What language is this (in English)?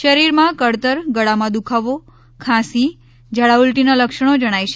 Gujarati